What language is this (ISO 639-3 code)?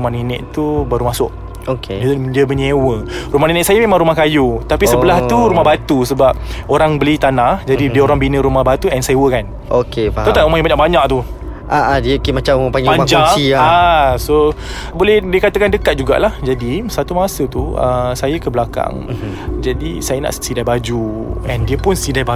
msa